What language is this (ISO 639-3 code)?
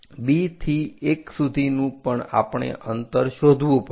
guj